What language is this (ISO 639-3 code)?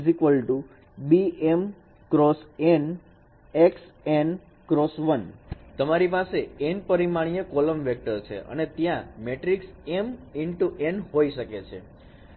guj